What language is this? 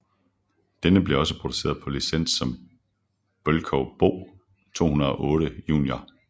Danish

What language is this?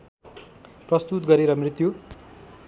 Nepali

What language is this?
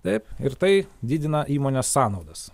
Lithuanian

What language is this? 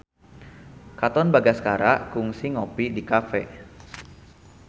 Sundanese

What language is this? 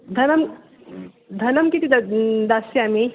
Sanskrit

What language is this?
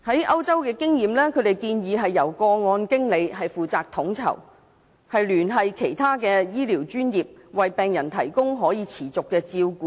Cantonese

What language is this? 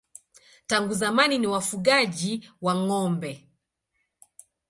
Swahili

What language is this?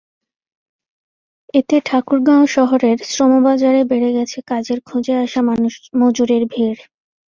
Bangla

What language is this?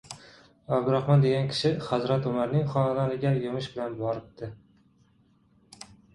Uzbek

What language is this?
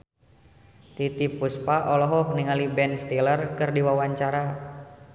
Sundanese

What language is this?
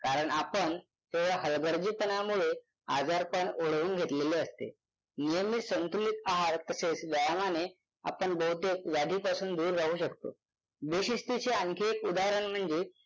Marathi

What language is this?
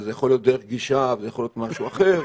Hebrew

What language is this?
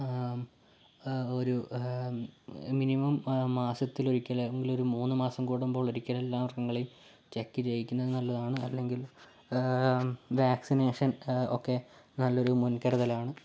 Malayalam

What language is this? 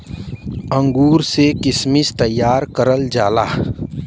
Bhojpuri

